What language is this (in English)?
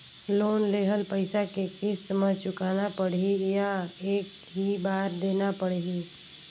Chhattisgarhi